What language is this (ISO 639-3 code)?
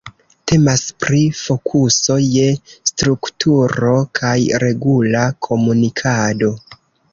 epo